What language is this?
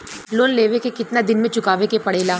Bhojpuri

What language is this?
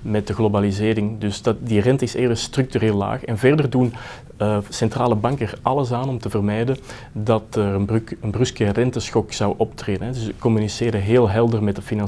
Dutch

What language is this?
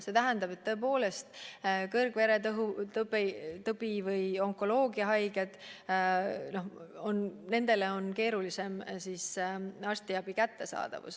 Estonian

